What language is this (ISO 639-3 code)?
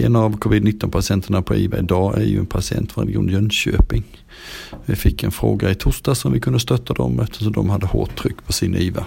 swe